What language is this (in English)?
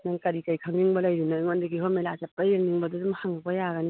Manipuri